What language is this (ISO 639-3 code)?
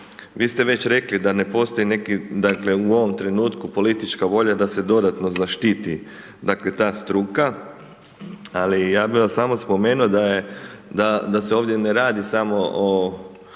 hrv